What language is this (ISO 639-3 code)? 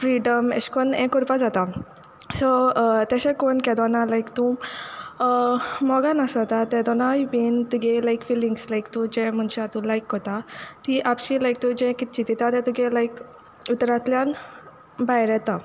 kok